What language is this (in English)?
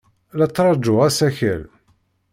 Kabyle